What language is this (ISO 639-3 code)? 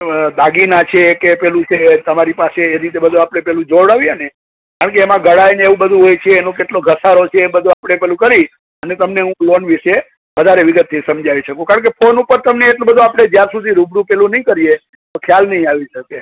guj